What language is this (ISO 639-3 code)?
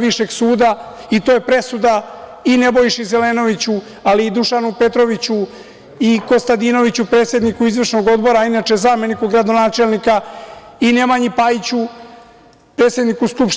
srp